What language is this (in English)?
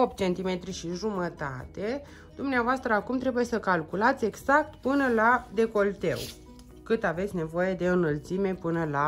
Romanian